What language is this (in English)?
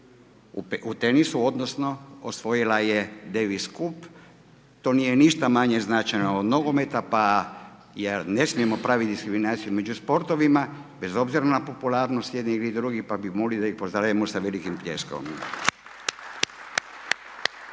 Croatian